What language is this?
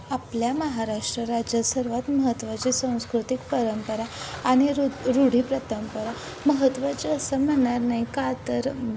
Marathi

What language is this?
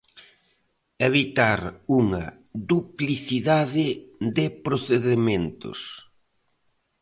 Galician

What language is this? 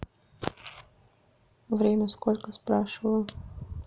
Russian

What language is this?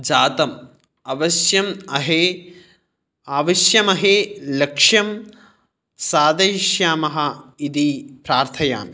Sanskrit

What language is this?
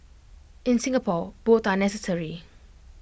English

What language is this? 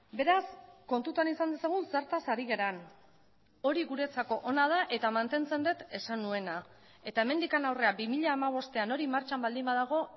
Basque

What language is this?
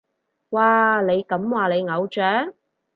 Cantonese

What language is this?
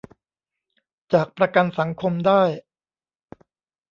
Thai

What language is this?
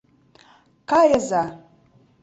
Mari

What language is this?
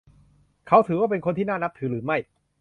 Thai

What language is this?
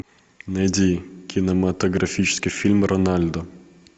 Russian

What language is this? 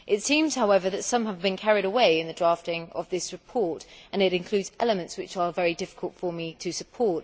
English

